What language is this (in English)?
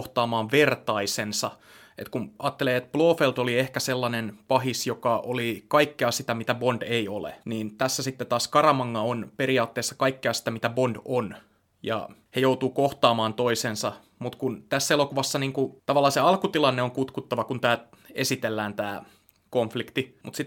Finnish